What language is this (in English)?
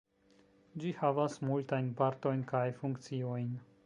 Esperanto